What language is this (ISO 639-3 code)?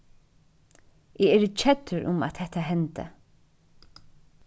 fao